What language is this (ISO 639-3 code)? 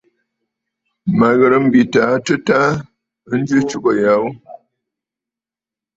bfd